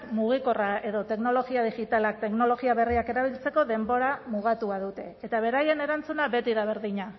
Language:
Basque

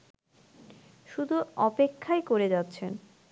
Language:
Bangla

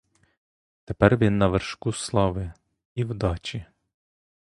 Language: Ukrainian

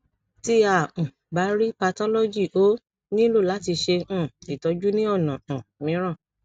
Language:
Yoruba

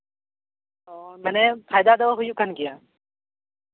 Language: Santali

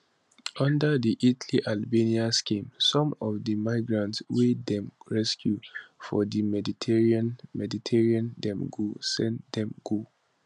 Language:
Nigerian Pidgin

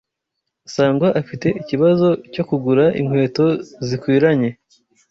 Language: Kinyarwanda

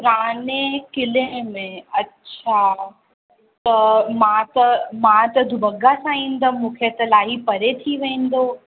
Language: Sindhi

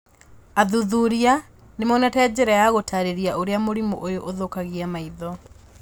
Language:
Kikuyu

